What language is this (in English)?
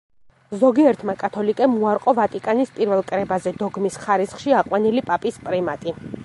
Georgian